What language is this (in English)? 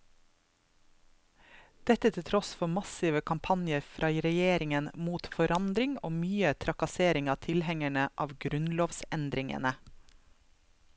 Norwegian